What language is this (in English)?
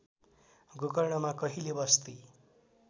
Nepali